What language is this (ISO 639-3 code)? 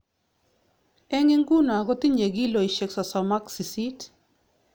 kln